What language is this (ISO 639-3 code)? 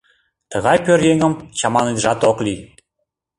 chm